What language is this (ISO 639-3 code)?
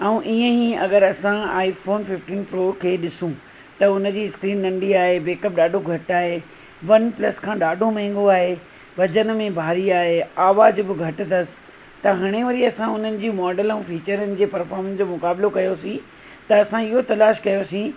snd